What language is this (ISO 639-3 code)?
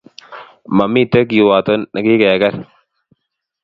kln